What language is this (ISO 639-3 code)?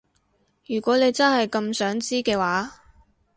yue